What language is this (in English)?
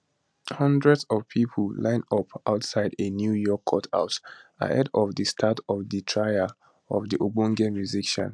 Nigerian Pidgin